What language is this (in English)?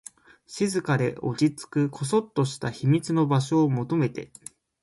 Japanese